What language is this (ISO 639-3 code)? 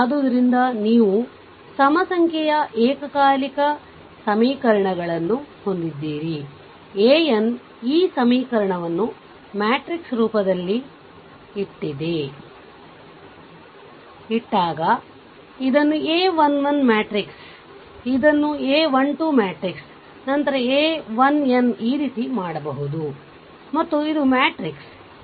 kan